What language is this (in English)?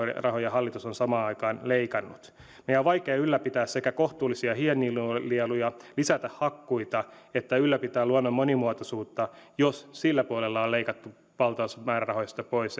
Finnish